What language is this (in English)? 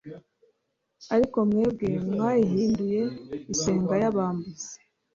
Kinyarwanda